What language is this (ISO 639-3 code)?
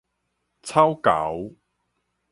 nan